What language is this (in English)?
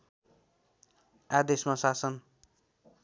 Nepali